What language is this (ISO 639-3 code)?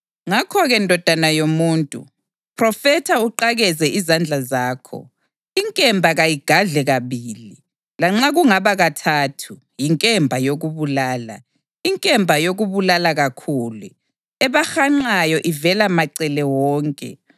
nde